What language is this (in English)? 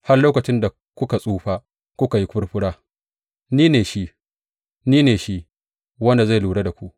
Hausa